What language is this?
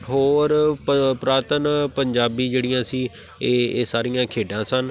Punjabi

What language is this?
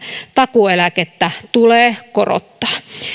Finnish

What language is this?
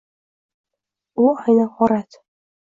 Uzbek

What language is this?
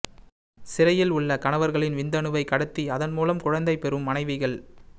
Tamil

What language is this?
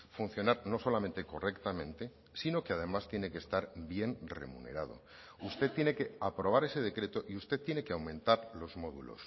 Spanish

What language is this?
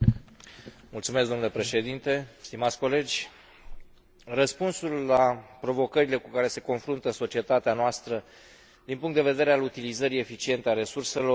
Romanian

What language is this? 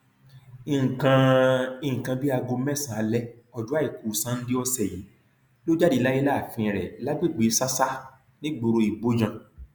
Yoruba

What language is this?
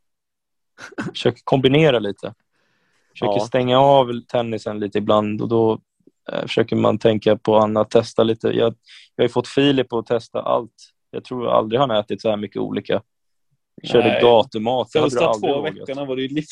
Swedish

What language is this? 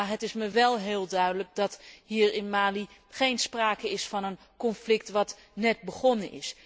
Dutch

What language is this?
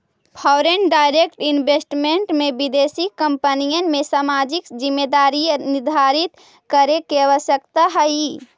Magahi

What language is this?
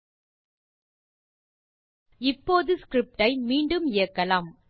Tamil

